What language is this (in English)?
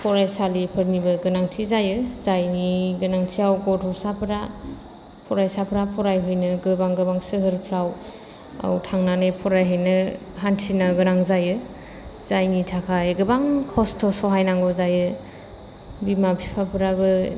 Bodo